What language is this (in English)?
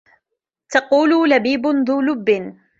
Arabic